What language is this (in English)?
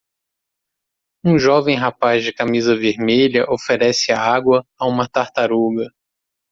Portuguese